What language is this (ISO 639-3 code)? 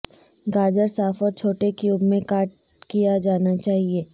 urd